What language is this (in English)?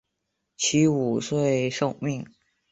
Chinese